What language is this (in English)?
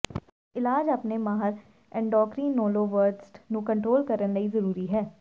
Punjabi